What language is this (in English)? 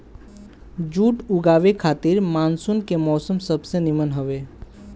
Bhojpuri